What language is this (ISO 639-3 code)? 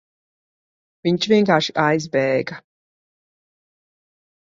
lav